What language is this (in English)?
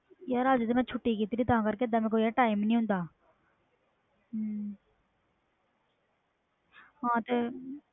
Punjabi